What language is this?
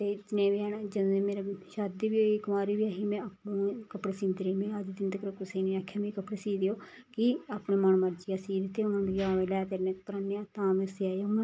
Dogri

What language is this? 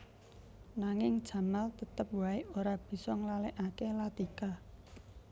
Javanese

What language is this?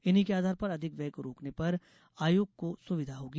Hindi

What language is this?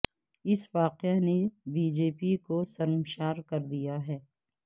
Urdu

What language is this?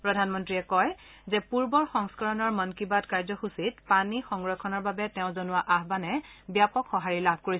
Assamese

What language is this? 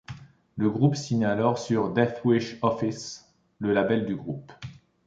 French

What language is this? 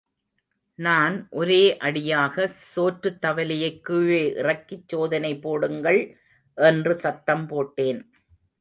Tamil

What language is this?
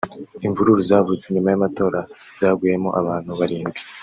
Kinyarwanda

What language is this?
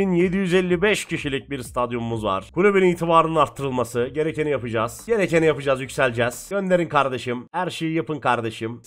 Turkish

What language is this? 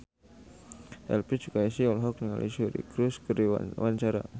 Sundanese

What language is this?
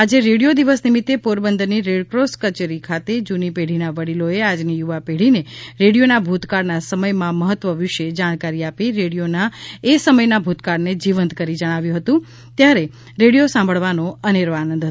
Gujarati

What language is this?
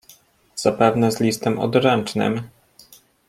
Polish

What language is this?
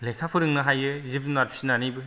Bodo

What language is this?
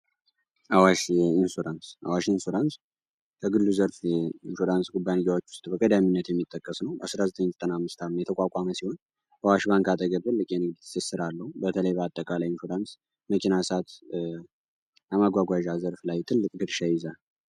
Amharic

